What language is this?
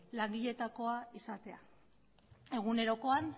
Basque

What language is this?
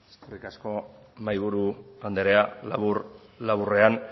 Basque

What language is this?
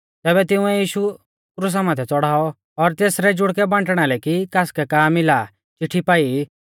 Mahasu Pahari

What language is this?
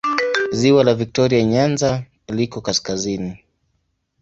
Swahili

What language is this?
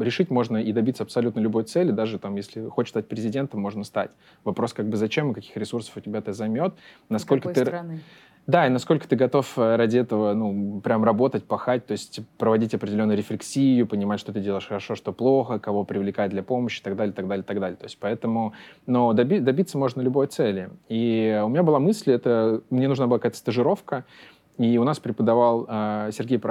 Russian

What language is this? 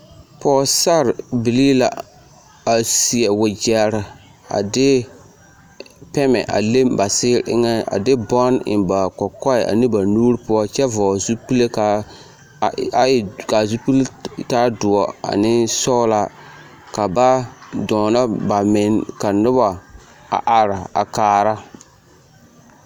Southern Dagaare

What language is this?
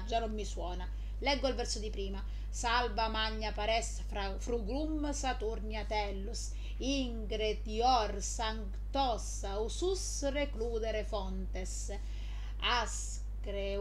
Italian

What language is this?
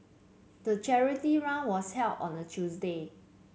English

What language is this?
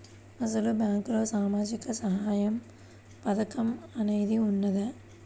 Telugu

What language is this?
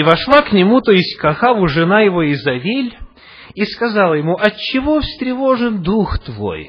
Russian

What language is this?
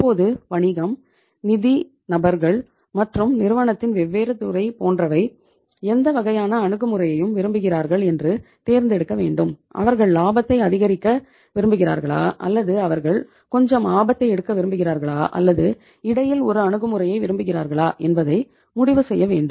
Tamil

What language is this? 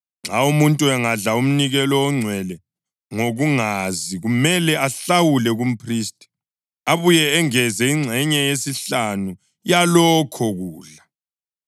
North Ndebele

